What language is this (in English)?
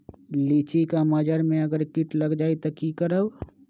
Magahi